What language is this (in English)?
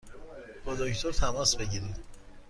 Persian